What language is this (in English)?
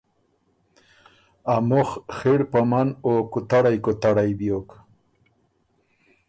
Ormuri